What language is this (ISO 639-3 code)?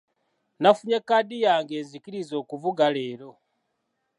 lug